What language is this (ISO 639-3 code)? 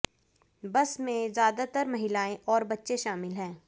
hin